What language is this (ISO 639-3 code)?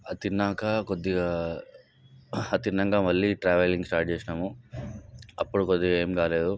tel